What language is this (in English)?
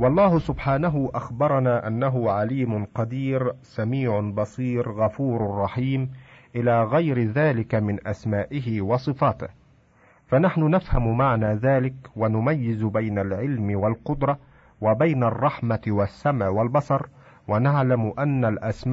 Arabic